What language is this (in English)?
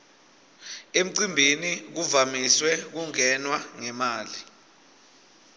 Swati